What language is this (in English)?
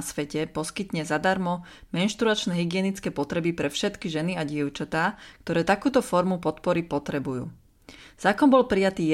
Slovak